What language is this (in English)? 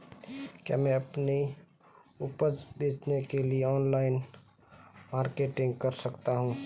Hindi